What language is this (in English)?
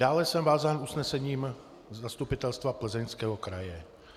Czech